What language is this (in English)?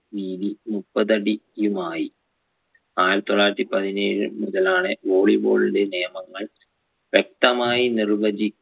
Malayalam